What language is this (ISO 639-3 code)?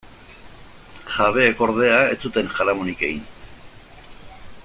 eus